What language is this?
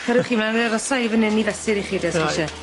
Welsh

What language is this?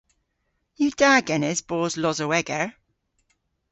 Cornish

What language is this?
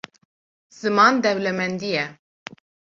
Kurdish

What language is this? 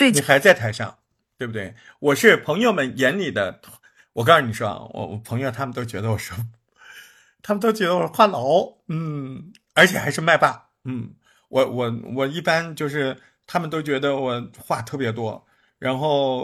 Chinese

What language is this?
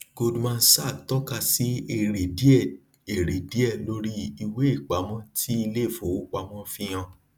Yoruba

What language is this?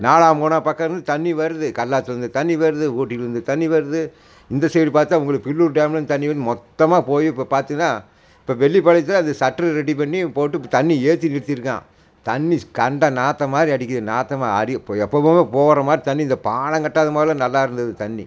Tamil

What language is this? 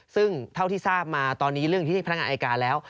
Thai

